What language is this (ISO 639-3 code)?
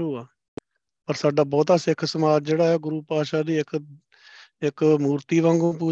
pan